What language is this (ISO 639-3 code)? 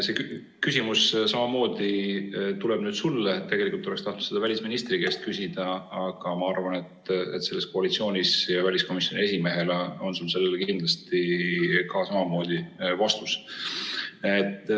est